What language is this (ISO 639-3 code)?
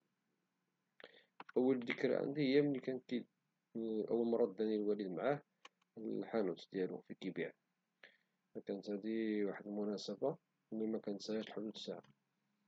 ary